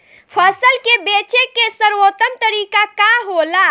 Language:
Bhojpuri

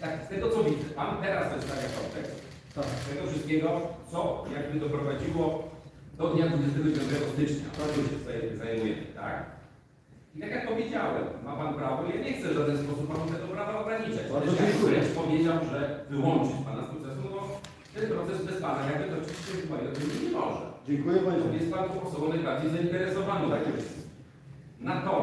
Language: Polish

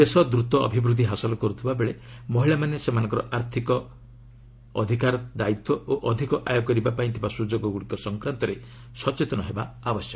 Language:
Odia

